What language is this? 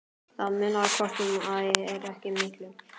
Icelandic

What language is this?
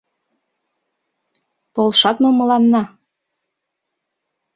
Mari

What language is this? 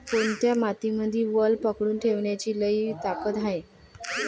Marathi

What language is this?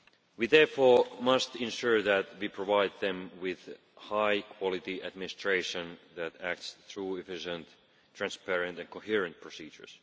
English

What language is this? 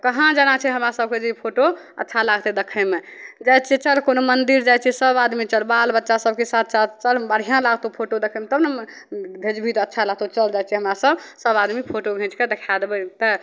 Maithili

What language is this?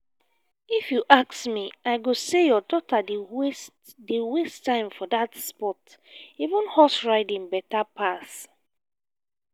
Nigerian Pidgin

